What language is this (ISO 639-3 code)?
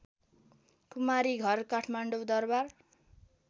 nep